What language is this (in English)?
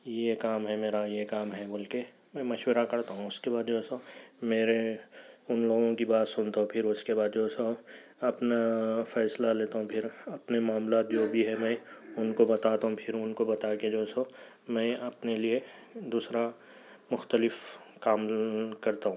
Urdu